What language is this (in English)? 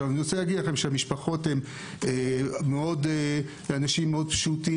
Hebrew